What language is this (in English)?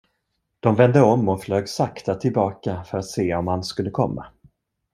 Swedish